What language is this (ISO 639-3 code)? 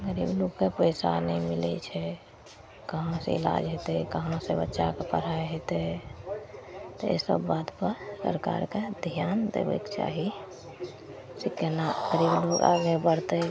mai